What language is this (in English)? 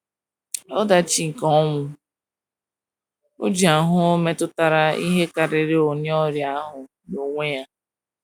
Igbo